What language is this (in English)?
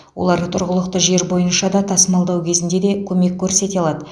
Kazakh